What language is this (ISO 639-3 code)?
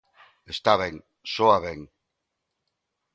glg